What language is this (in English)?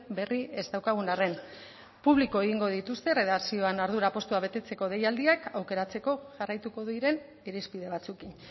Basque